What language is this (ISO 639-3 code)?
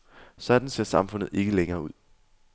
dan